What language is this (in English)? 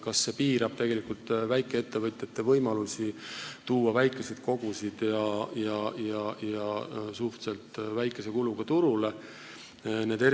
Estonian